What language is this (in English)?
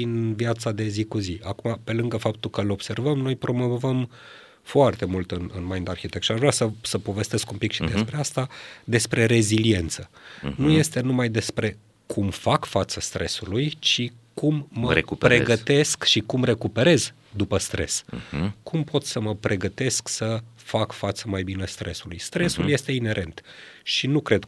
Romanian